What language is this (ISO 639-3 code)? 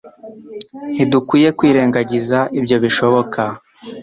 kin